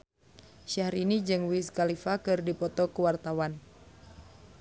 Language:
Sundanese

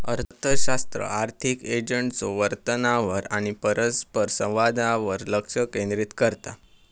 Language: Marathi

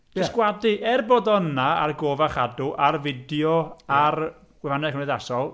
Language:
Welsh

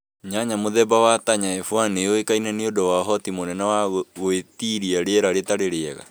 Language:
Kikuyu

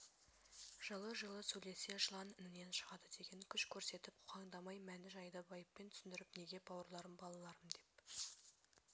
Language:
Kazakh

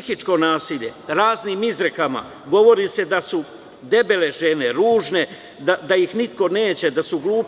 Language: Serbian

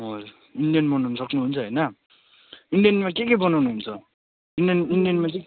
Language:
Nepali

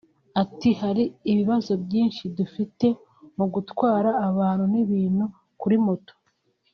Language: Kinyarwanda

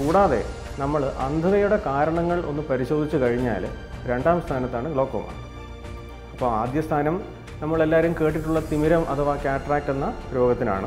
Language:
Norwegian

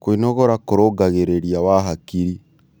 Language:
Kikuyu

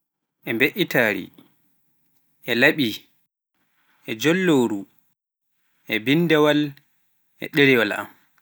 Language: Pular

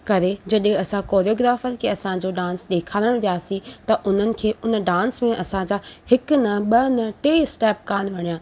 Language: Sindhi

